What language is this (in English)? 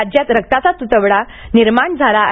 Marathi